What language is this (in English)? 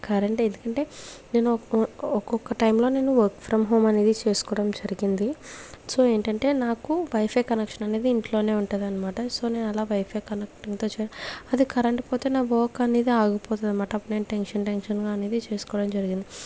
Telugu